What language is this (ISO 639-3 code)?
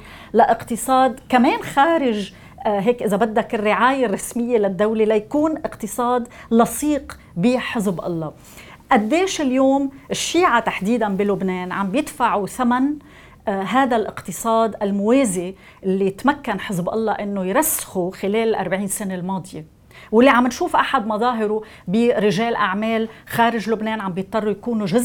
ara